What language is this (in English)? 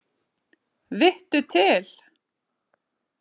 Icelandic